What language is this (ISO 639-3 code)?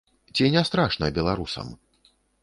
bel